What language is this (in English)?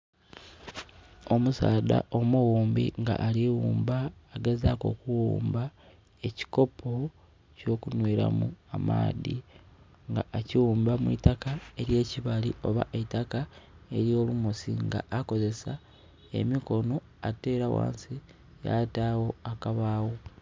Soga